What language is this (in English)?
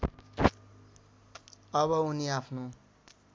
Nepali